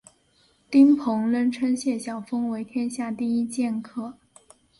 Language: Chinese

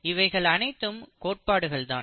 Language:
Tamil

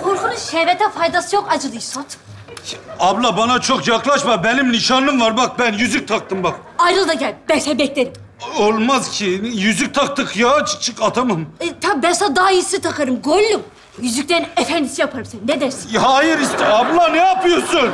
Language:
Turkish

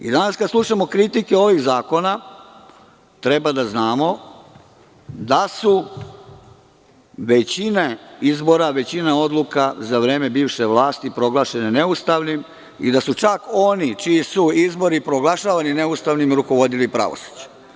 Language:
Serbian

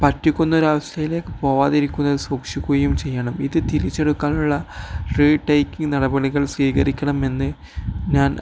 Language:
Malayalam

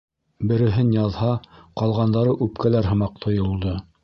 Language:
Bashkir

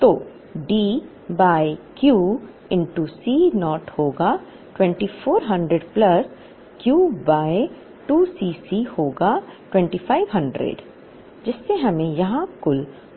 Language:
Hindi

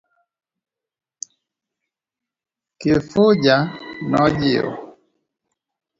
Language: Luo (Kenya and Tanzania)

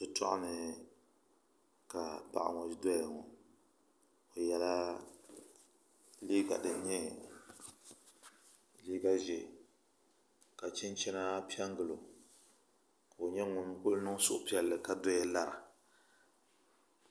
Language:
Dagbani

